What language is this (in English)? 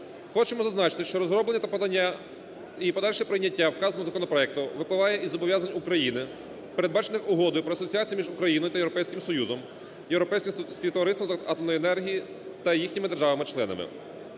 Ukrainian